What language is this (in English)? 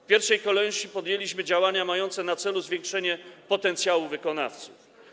Polish